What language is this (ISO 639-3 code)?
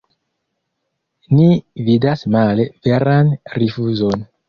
epo